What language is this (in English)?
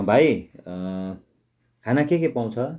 Nepali